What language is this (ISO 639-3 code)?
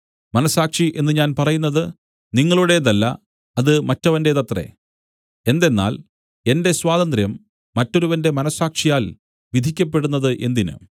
mal